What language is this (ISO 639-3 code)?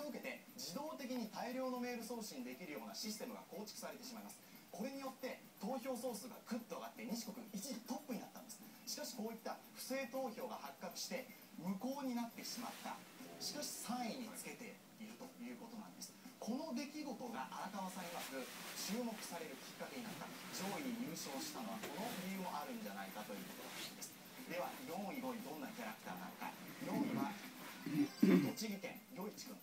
jpn